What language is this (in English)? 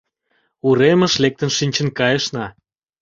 Mari